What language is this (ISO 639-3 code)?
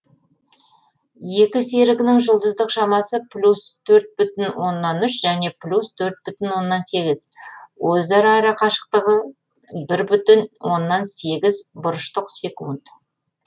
kaz